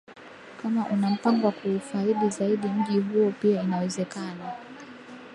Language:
Swahili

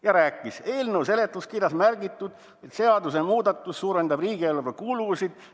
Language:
Estonian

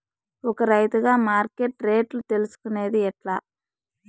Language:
Telugu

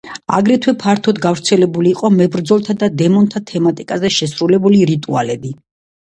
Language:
Georgian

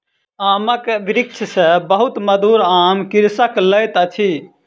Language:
Maithili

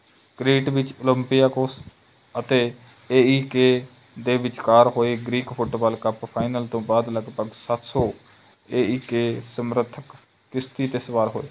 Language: Punjabi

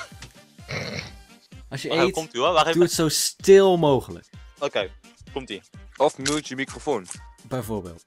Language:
Dutch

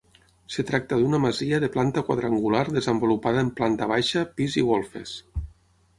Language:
Catalan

